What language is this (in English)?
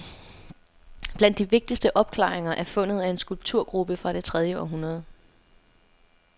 Danish